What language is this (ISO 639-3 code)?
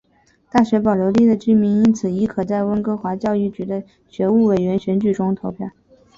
zho